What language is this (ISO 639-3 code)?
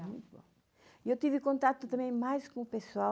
por